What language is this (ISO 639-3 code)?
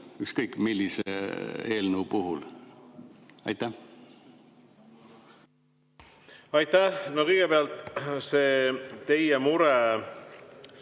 est